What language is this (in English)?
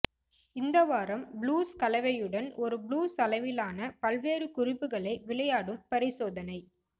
Tamil